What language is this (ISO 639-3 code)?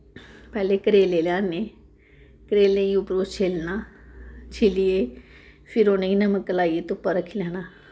doi